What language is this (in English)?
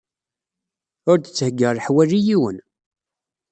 Kabyle